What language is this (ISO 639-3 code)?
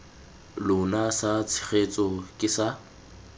tsn